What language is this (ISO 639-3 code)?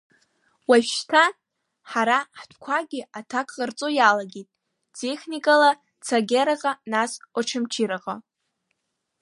abk